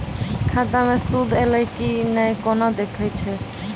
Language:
Maithili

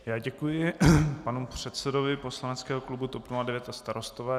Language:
Czech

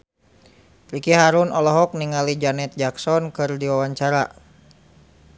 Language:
Sundanese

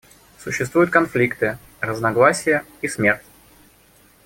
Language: Russian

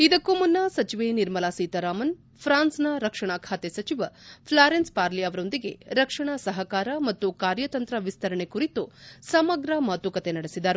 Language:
Kannada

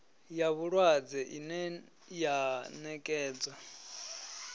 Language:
Venda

